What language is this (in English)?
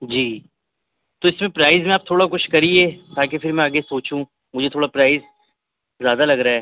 Urdu